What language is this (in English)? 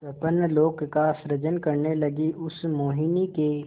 Hindi